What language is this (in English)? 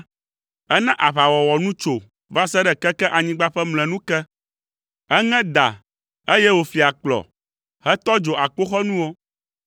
Ewe